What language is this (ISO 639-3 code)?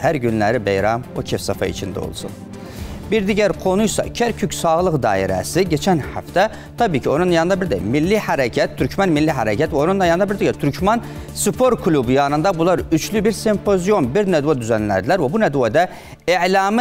tur